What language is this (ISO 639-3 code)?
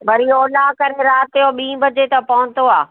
snd